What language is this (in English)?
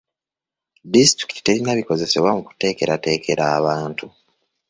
Ganda